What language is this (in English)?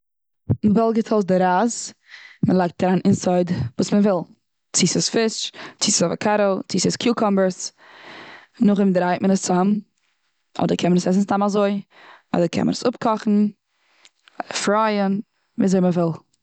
Yiddish